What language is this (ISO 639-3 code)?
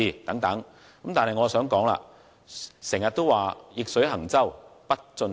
yue